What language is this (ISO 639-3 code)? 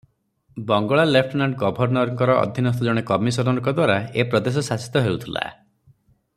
ori